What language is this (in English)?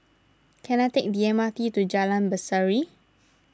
English